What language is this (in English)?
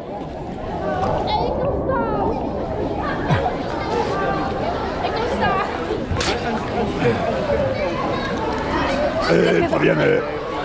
Dutch